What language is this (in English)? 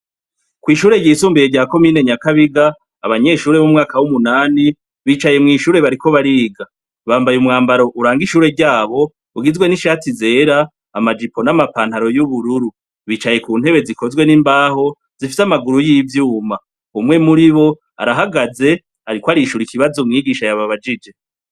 Rundi